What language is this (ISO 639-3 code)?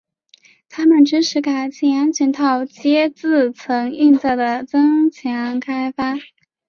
zho